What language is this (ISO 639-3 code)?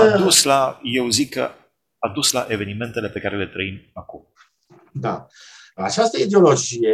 ron